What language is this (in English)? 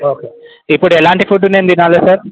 Telugu